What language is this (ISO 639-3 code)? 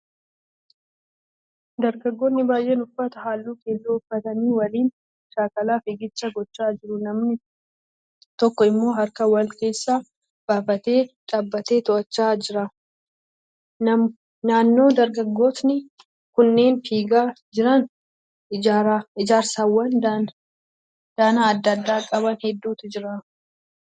orm